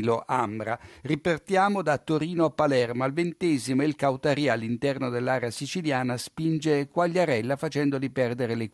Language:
Italian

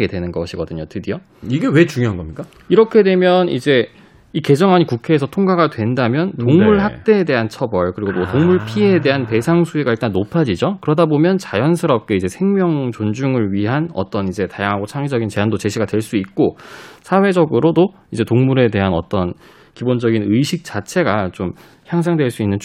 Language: Korean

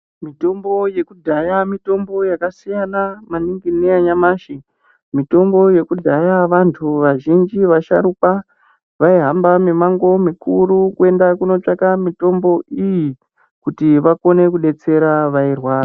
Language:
Ndau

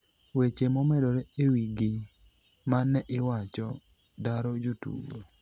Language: Luo (Kenya and Tanzania)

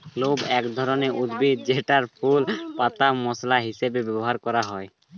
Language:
Bangla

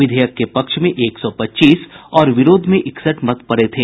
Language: Hindi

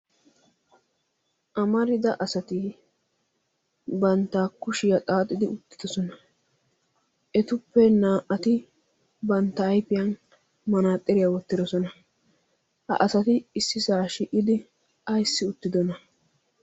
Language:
Wolaytta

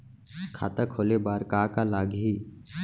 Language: Chhattisgarhi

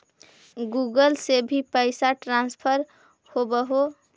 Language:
Magahi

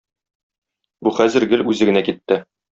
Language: Tatar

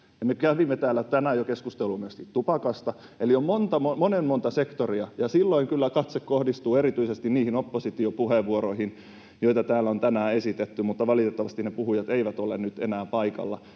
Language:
Finnish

